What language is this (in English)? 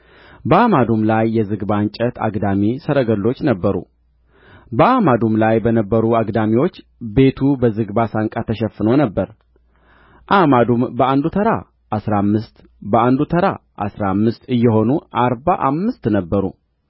Amharic